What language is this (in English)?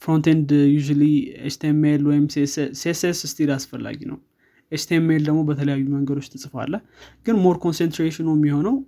Amharic